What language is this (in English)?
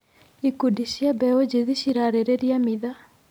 Kikuyu